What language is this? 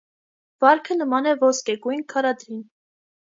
Armenian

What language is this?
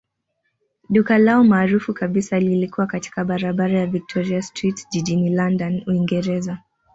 Swahili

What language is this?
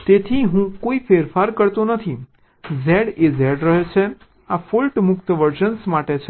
Gujarati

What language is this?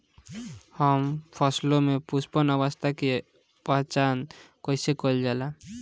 Bhojpuri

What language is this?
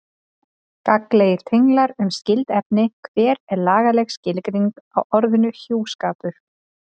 Icelandic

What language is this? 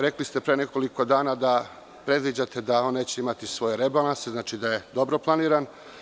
Serbian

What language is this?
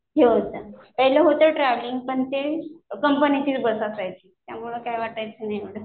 Marathi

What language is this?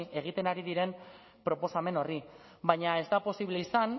Basque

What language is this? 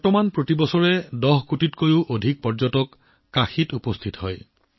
Assamese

